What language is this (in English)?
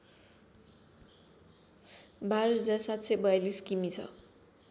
Nepali